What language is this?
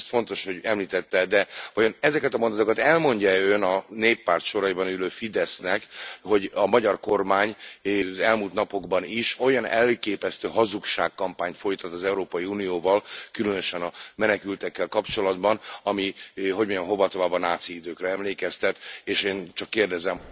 Hungarian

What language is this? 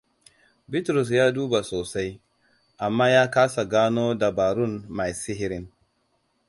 Hausa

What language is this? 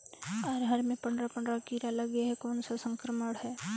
Chhattisgarhi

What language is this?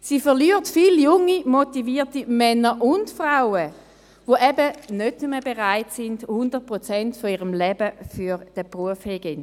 Swiss German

